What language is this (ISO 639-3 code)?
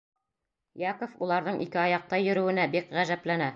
bak